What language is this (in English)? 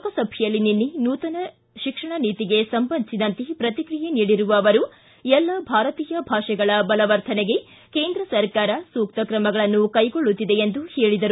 Kannada